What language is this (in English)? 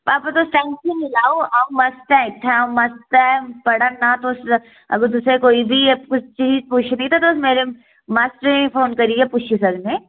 Dogri